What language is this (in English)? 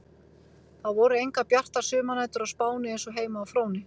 Icelandic